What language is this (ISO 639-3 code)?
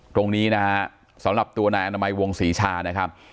tha